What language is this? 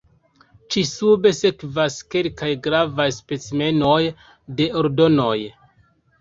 Esperanto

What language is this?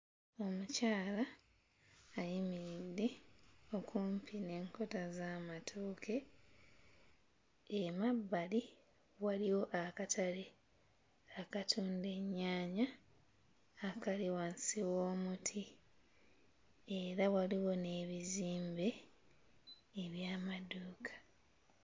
Ganda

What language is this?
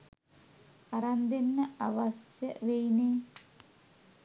Sinhala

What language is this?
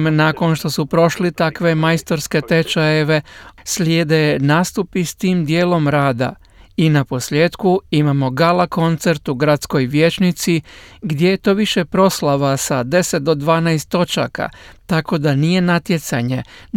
Croatian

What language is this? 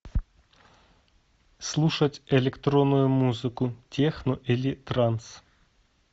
Russian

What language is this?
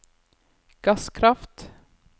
Norwegian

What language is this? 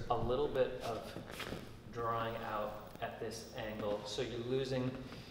English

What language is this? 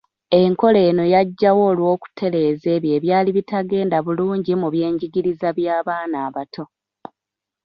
Ganda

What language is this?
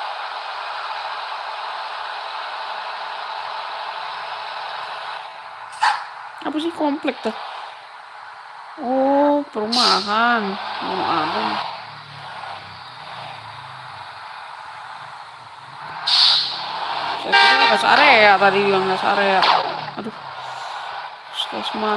Indonesian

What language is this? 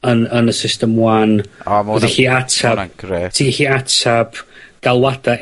Welsh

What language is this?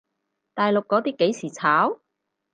Cantonese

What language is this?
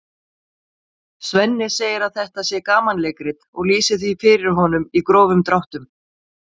Icelandic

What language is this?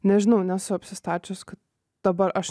Lithuanian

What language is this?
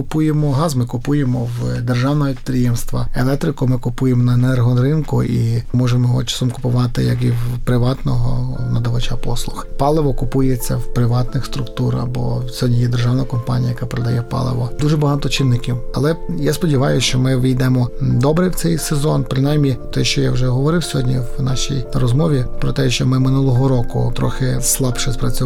Ukrainian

